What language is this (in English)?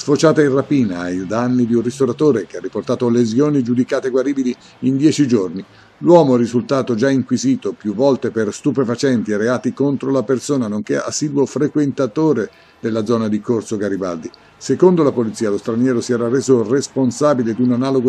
Italian